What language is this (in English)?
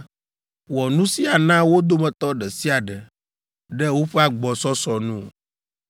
Ewe